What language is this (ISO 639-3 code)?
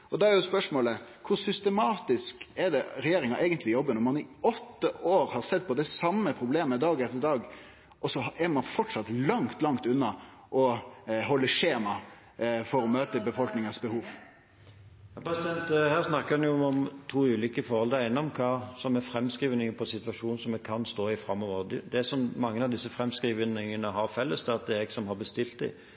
nor